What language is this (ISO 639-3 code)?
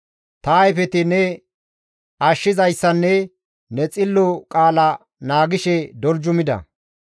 gmv